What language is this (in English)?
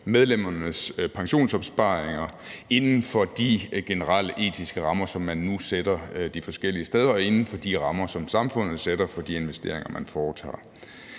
Danish